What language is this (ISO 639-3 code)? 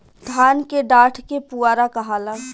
bho